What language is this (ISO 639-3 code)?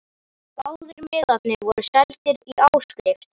isl